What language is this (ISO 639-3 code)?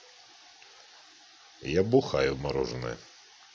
rus